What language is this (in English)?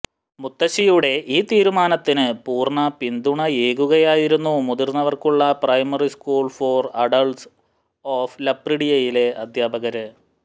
Malayalam